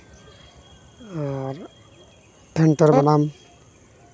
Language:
Santali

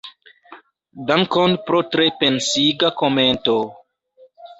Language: Esperanto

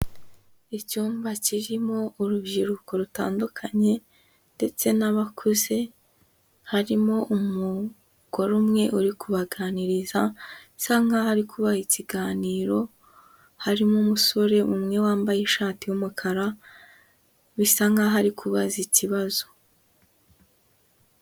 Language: Kinyarwanda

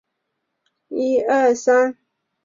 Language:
Chinese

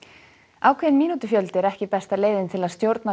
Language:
Icelandic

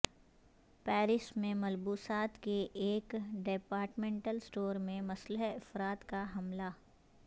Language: Urdu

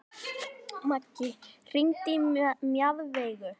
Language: Icelandic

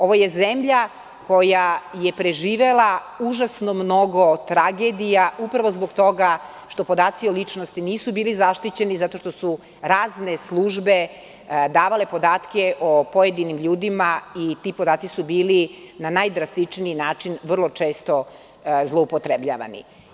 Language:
Serbian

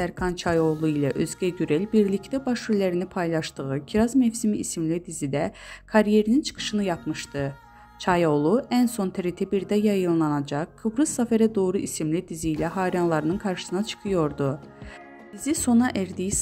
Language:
Turkish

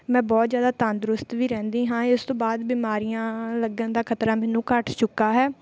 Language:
Punjabi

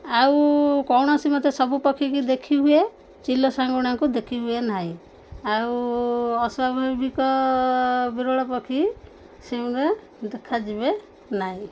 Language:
Odia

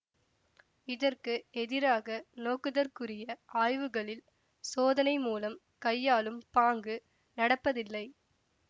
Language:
Tamil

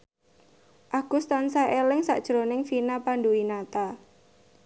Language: Javanese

